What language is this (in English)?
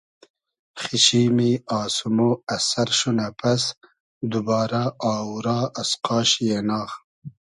Hazaragi